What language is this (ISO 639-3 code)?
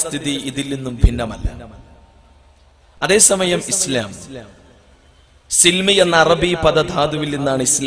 ara